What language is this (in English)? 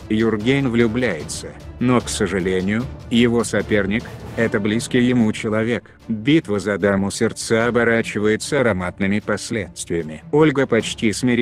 Russian